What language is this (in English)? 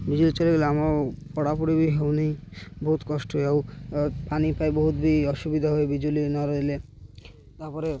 Odia